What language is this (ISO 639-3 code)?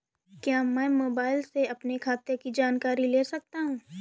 hin